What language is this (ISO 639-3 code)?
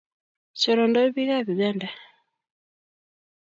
kln